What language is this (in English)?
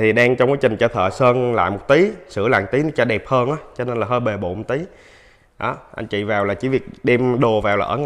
Vietnamese